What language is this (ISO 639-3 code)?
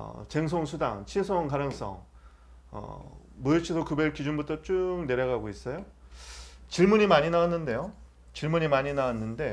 kor